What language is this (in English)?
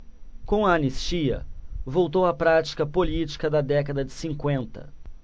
Portuguese